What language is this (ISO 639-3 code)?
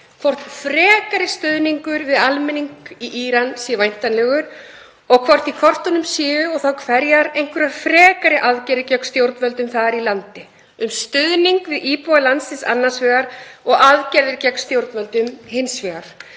isl